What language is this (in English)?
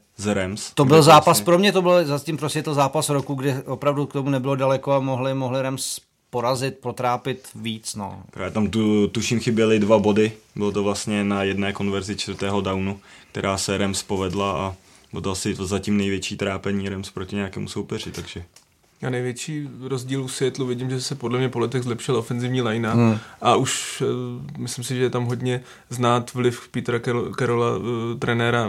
Czech